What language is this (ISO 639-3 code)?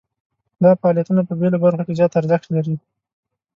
pus